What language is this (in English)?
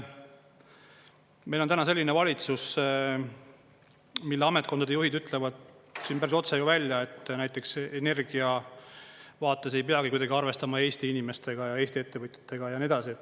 Estonian